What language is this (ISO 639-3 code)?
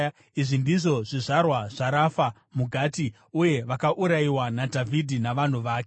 sna